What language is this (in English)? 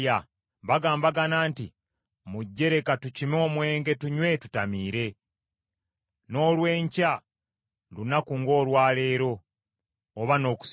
Ganda